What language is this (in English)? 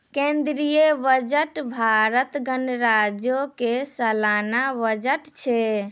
Maithili